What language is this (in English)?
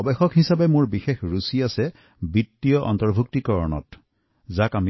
Assamese